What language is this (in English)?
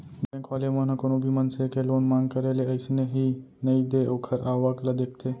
Chhattisgarhi